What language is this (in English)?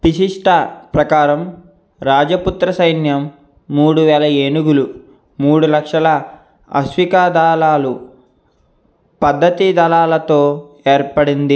Telugu